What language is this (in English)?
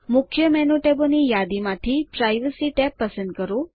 Gujarati